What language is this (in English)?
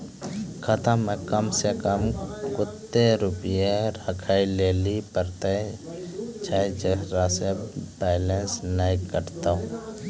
Maithili